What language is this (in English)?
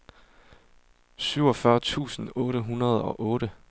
Danish